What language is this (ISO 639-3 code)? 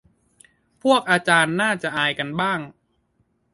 tha